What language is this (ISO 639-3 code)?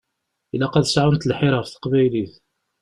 kab